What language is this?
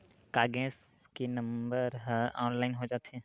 Chhattisgarhi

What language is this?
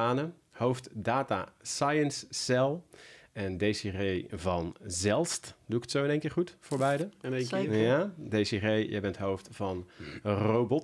Dutch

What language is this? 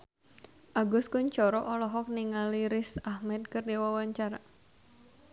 Sundanese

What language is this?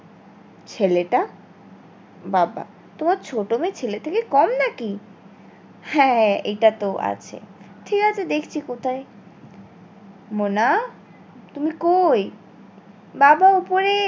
Bangla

